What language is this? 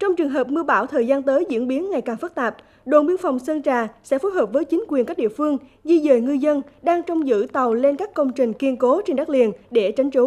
Vietnamese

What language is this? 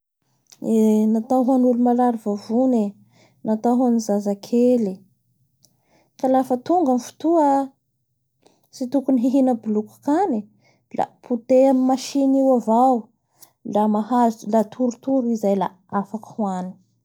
Bara Malagasy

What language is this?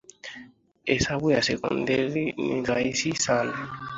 Swahili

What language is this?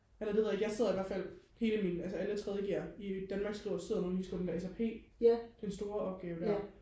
Danish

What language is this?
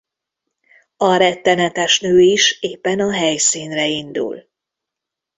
Hungarian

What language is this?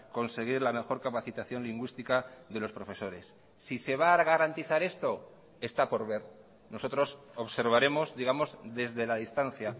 Spanish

